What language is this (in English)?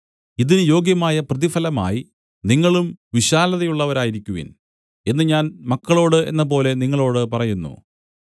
Malayalam